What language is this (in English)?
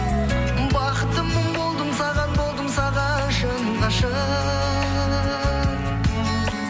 Kazakh